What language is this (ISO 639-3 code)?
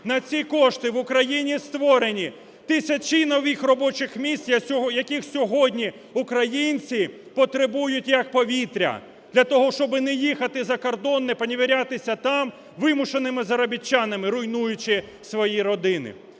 ukr